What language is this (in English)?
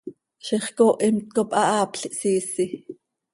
Seri